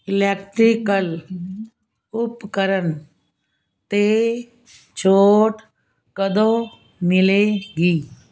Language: Punjabi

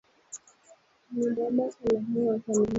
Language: Swahili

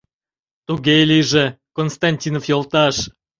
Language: Mari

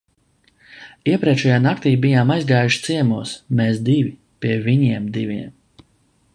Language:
Latvian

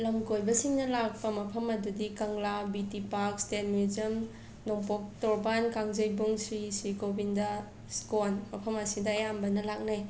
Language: Manipuri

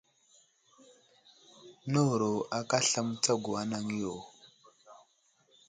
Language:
Wuzlam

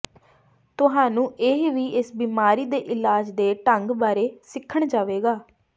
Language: Punjabi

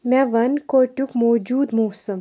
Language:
Kashmiri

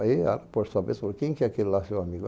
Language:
Portuguese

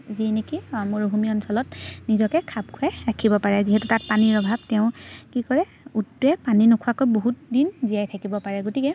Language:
Assamese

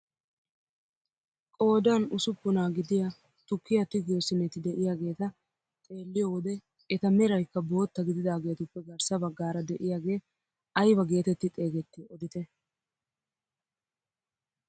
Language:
Wolaytta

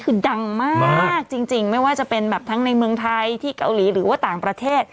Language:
Thai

